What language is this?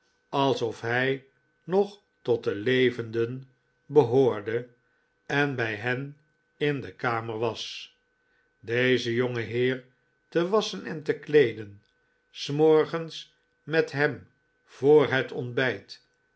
Dutch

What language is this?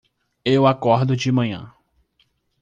Portuguese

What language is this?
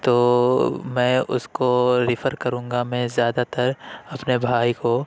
Urdu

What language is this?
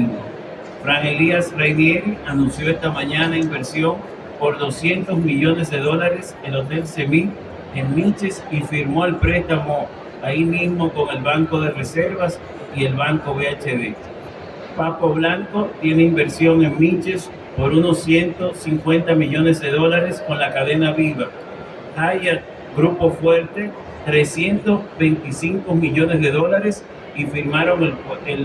Spanish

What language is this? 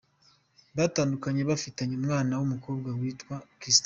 Kinyarwanda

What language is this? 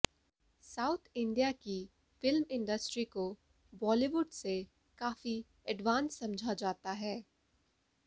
Hindi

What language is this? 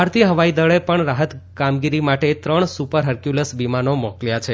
Gujarati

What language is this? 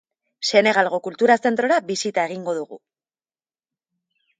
Basque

